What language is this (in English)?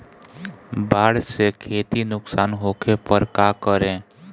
Bhojpuri